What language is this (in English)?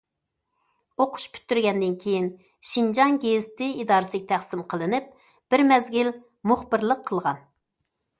Uyghur